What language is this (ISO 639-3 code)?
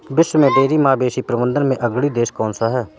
hin